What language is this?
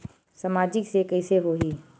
Chhattisgarhi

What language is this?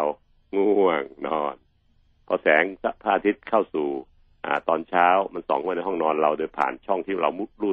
Thai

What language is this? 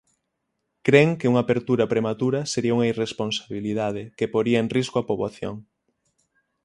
Galician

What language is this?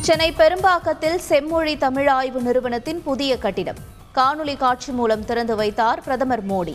Tamil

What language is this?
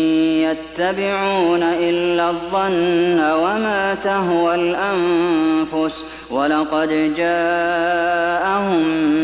Arabic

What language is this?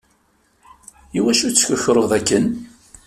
Kabyle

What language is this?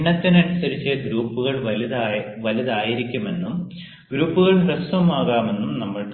Malayalam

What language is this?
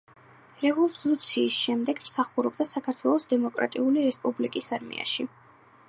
Georgian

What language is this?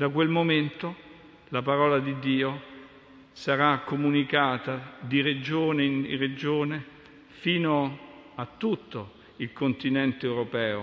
Italian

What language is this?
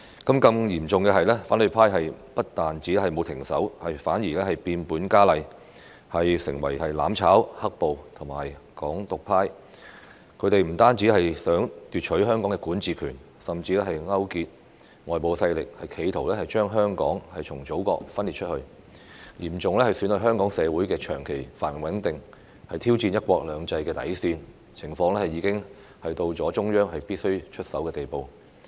Cantonese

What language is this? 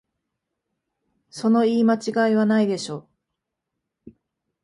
Japanese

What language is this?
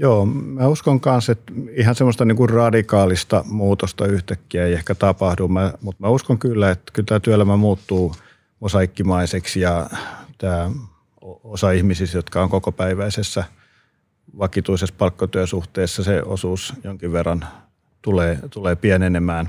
Finnish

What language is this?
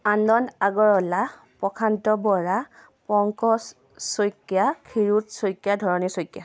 Assamese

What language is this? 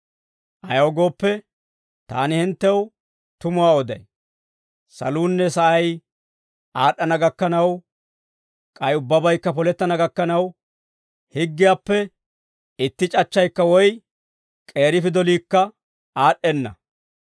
Dawro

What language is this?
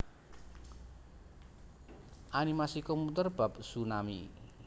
Javanese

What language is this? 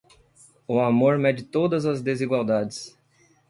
Portuguese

